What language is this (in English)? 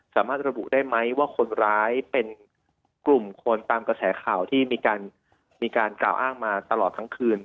Thai